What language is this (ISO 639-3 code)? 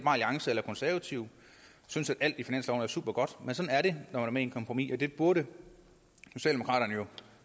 dan